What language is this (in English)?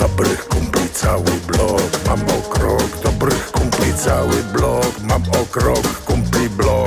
Polish